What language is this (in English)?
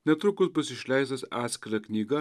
Lithuanian